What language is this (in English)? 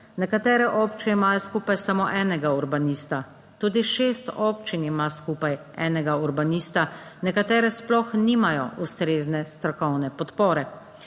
Slovenian